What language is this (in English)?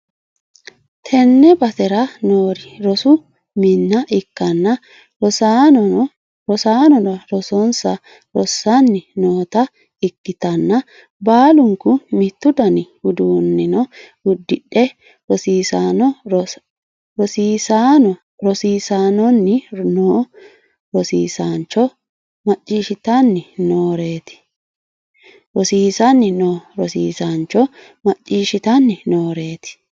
Sidamo